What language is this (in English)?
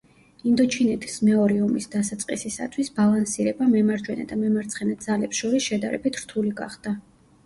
Georgian